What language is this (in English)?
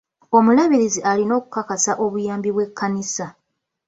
Ganda